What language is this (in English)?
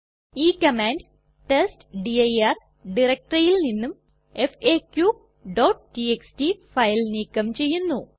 Malayalam